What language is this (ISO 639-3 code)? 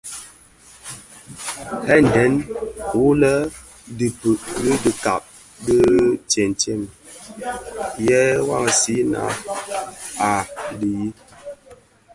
ksf